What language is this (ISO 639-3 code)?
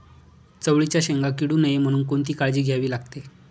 mar